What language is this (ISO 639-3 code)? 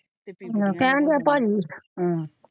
pan